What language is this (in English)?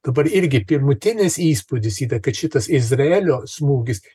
Lithuanian